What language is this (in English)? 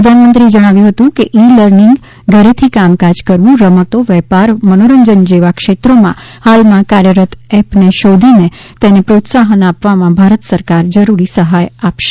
Gujarati